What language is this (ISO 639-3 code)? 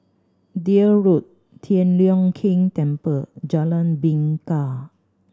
eng